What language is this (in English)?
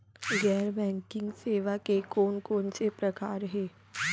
Chhattisgarhi